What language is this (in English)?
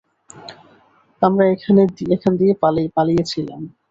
Bangla